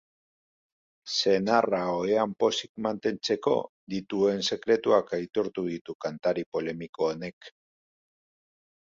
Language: Basque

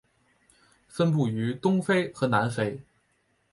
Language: Chinese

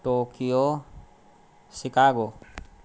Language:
Maithili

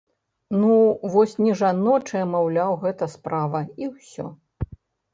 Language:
Belarusian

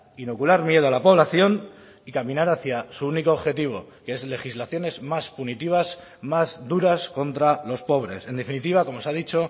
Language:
Spanish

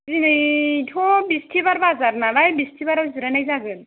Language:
Bodo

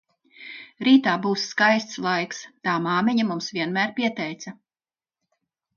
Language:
Latvian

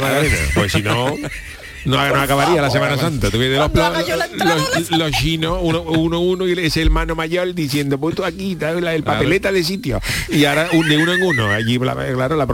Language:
Spanish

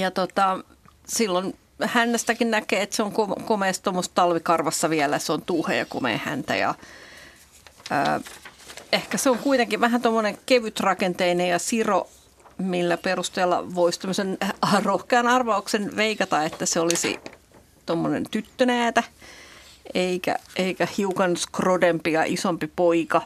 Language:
Finnish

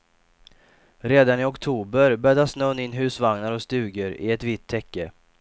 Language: Swedish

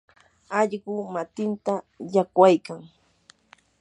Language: Yanahuanca Pasco Quechua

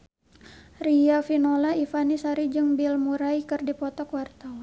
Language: Sundanese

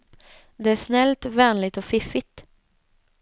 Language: Swedish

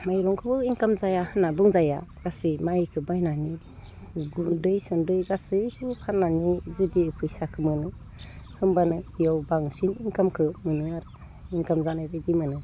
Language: Bodo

